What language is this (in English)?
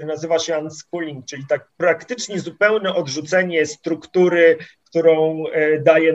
Polish